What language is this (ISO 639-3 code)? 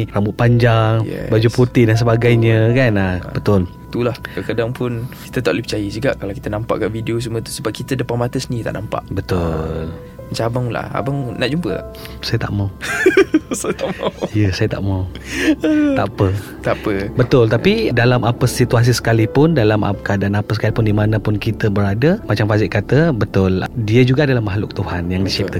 msa